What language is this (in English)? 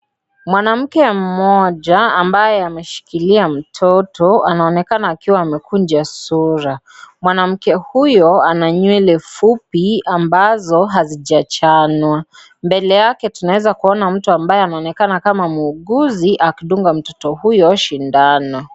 Swahili